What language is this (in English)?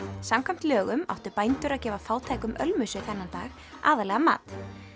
Icelandic